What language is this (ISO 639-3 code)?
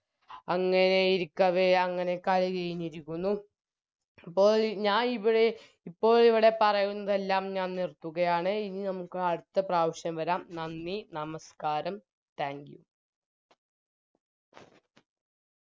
mal